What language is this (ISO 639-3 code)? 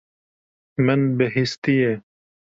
kur